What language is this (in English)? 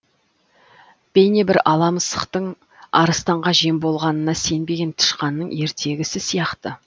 Kazakh